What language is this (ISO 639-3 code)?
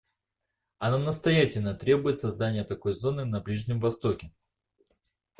rus